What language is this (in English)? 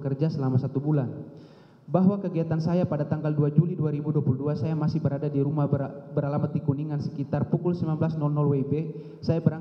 Indonesian